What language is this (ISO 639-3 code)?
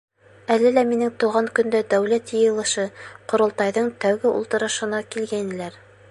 bak